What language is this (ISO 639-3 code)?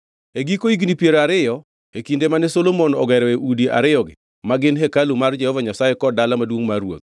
luo